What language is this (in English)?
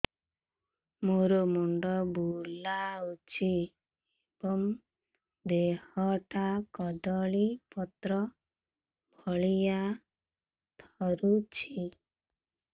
Odia